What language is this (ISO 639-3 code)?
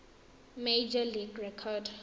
tsn